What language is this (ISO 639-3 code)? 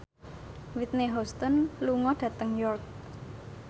jav